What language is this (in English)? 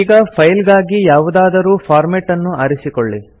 Kannada